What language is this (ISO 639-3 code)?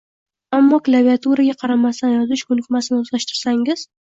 uzb